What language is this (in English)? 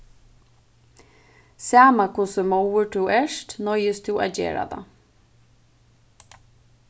Faroese